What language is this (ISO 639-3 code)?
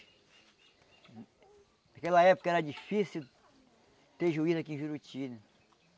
por